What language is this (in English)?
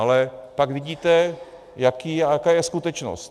Czech